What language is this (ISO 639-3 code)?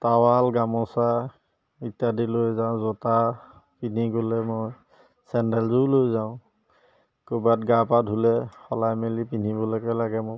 asm